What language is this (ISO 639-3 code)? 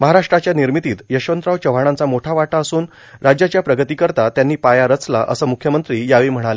mar